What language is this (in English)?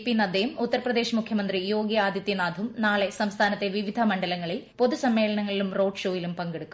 Malayalam